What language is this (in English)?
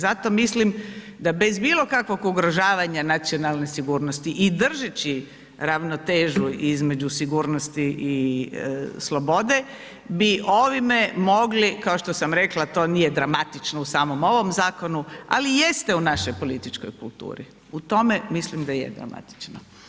Croatian